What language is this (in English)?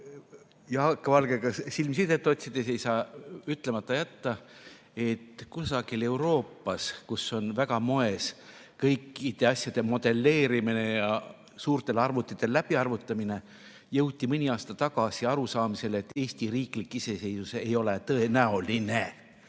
Estonian